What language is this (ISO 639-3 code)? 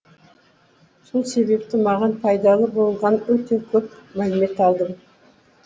kaz